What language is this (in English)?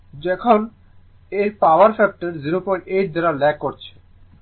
Bangla